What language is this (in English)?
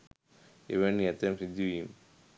Sinhala